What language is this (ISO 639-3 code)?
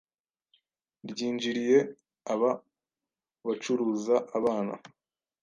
kin